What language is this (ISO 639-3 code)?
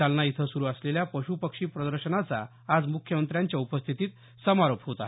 mar